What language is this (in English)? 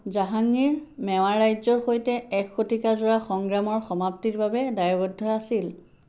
Assamese